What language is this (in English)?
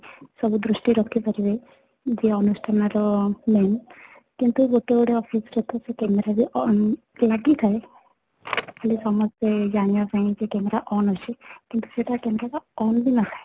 Odia